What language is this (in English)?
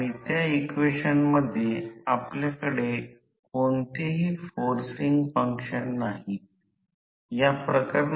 Marathi